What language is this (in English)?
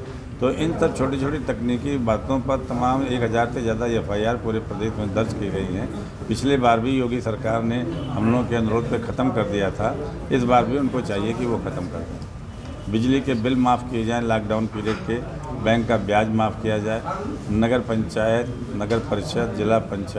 Hindi